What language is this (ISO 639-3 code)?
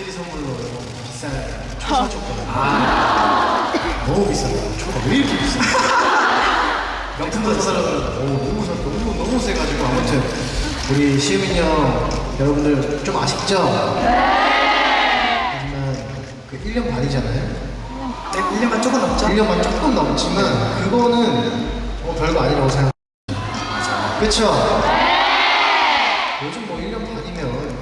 kor